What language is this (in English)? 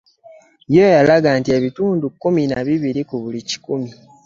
Ganda